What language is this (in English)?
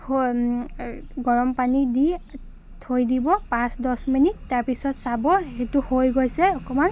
Assamese